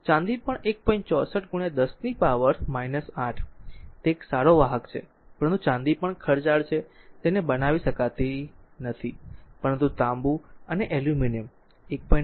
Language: Gujarati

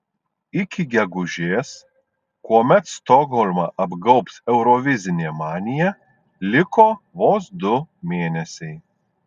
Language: Lithuanian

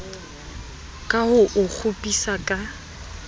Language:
Southern Sotho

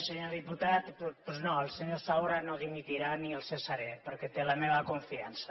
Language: Catalan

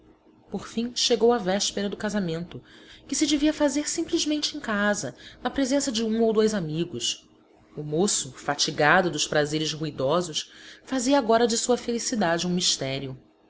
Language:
Portuguese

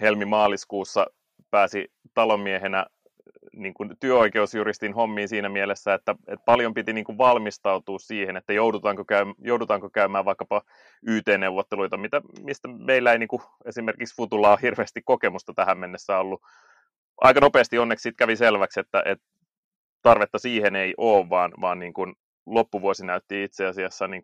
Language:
Finnish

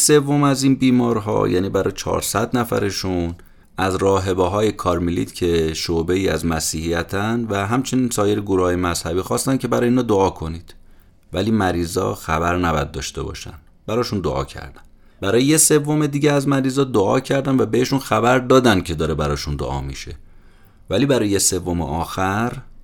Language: Persian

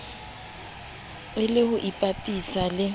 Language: Southern Sotho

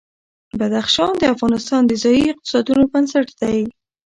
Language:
Pashto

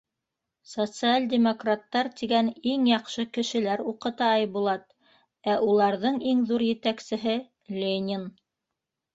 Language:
Bashkir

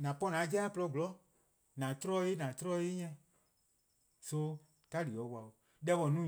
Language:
Eastern Krahn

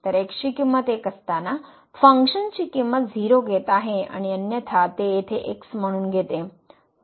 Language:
Marathi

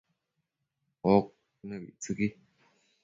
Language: Matsés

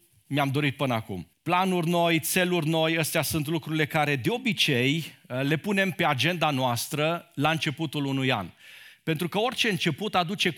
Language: Romanian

